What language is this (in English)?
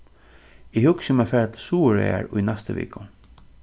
Faroese